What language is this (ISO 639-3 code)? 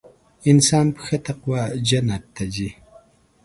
pus